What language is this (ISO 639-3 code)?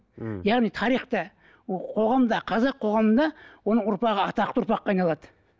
kaz